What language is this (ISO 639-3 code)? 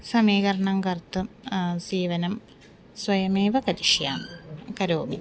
san